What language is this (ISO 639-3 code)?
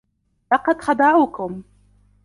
ara